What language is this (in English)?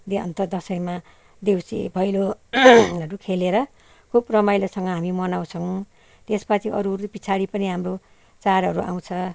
Nepali